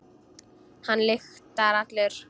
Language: Icelandic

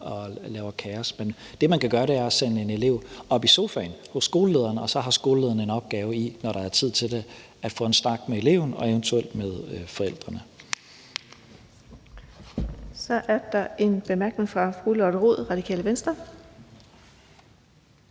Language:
Danish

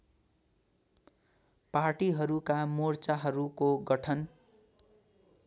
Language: Nepali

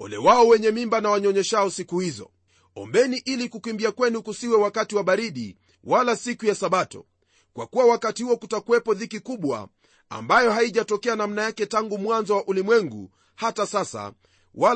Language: Swahili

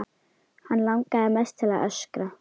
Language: Icelandic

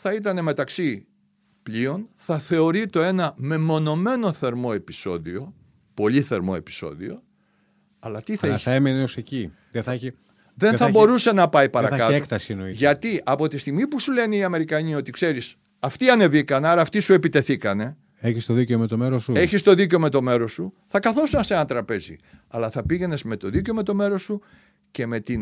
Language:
Greek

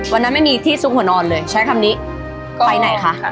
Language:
Thai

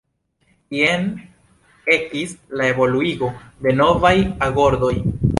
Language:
Esperanto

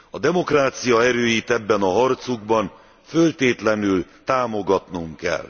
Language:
Hungarian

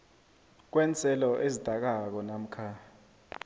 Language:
South Ndebele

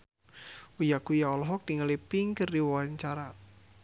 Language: Sundanese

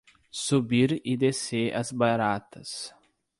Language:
Portuguese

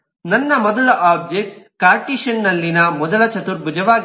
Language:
Kannada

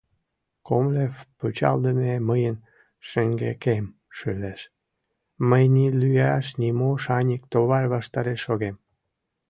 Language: Mari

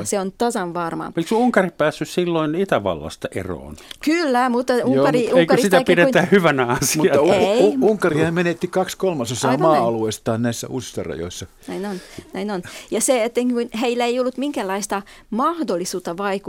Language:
Finnish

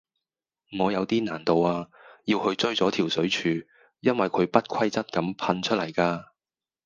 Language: Cantonese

